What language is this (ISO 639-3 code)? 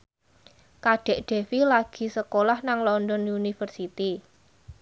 jav